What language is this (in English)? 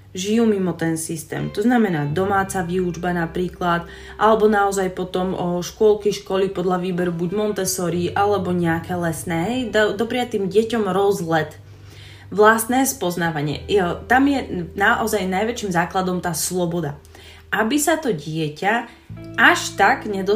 Slovak